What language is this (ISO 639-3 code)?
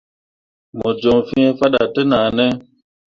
mua